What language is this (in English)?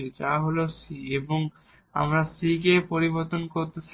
Bangla